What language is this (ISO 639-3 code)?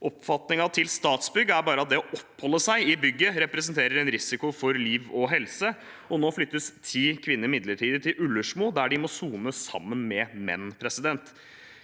nor